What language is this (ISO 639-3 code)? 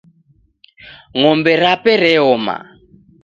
dav